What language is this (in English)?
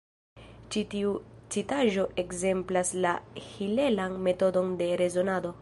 Esperanto